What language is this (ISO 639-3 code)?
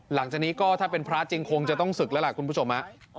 tha